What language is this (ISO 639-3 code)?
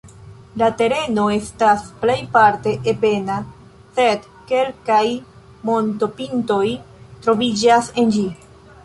epo